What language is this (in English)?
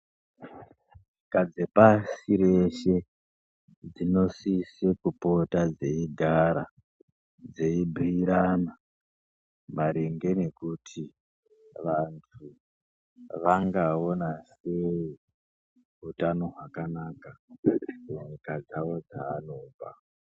Ndau